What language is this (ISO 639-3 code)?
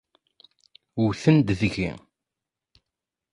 kab